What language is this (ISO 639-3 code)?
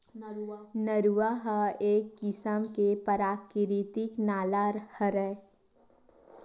hne